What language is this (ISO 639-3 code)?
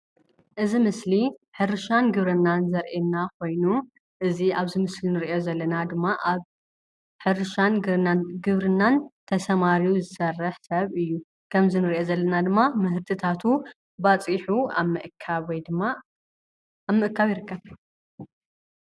tir